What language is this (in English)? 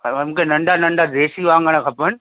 Sindhi